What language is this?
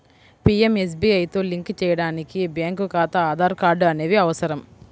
Telugu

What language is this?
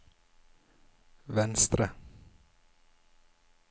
Norwegian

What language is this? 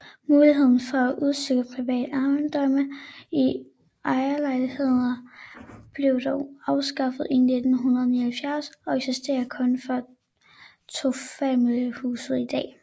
Danish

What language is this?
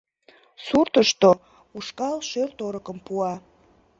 Mari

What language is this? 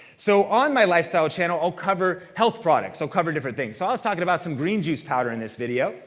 English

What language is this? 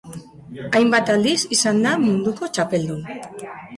Basque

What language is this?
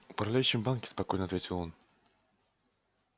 Russian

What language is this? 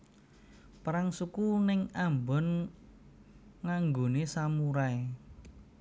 Javanese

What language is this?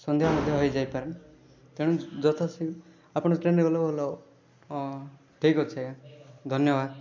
Odia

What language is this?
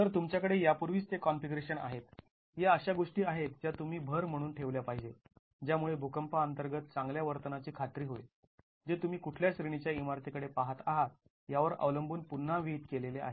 Marathi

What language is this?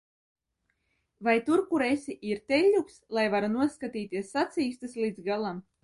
Latvian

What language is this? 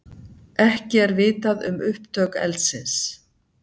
Icelandic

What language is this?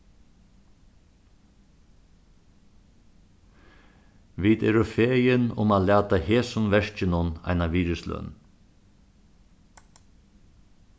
Faroese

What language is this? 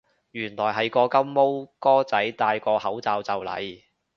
Cantonese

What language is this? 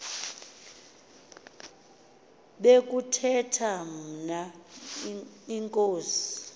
Xhosa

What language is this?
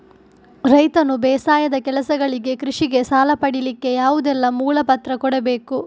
Kannada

